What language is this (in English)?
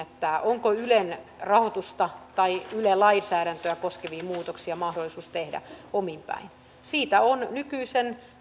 Finnish